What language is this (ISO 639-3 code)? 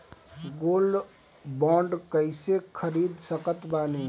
bho